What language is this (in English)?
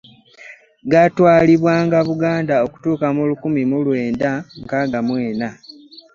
Ganda